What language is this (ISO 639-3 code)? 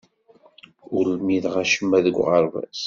kab